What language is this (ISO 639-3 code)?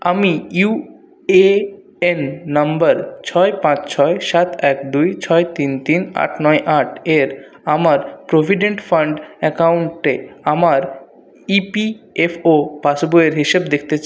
ben